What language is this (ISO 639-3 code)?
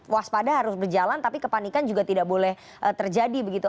ind